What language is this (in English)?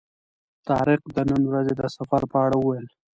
Pashto